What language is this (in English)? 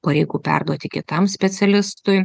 Lithuanian